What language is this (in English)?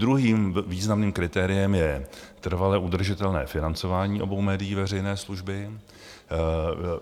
Czech